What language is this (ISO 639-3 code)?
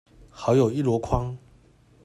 zho